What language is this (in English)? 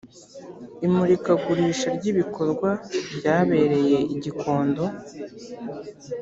Kinyarwanda